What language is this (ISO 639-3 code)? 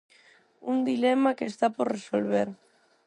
glg